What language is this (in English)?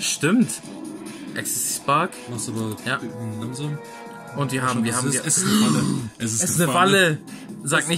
German